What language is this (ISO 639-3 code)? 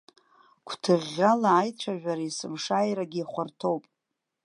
abk